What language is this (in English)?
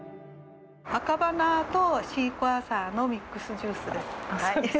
Japanese